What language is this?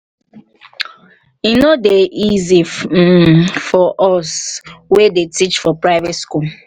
Nigerian Pidgin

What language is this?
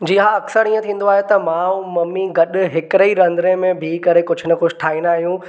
Sindhi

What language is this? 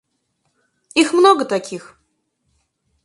Russian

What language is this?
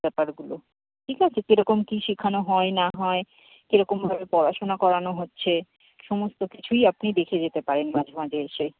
Bangla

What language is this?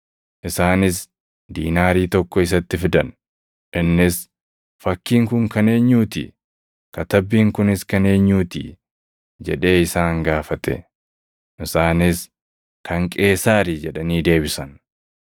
Oromo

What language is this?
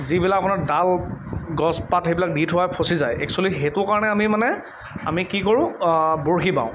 Assamese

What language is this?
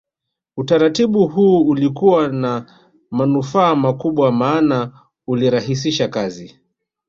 Swahili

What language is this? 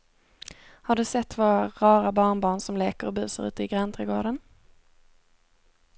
Swedish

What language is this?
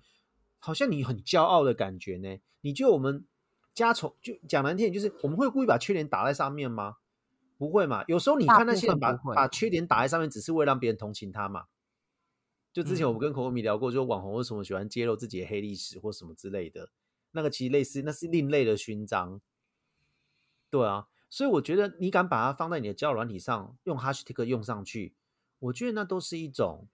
Chinese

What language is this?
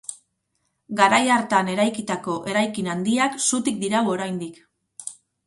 Basque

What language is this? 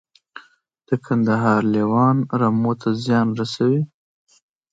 Pashto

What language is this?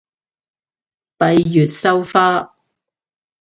Cantonese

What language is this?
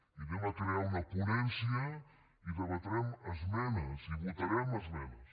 Catalan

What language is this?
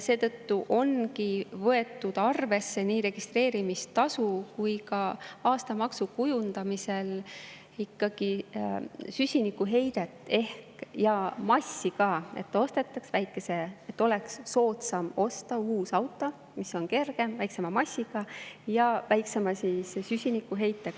Estonian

